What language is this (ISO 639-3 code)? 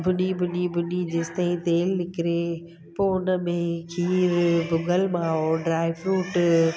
snd